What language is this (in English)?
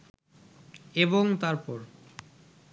Bangla